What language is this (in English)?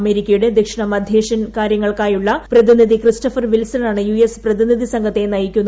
Malayalam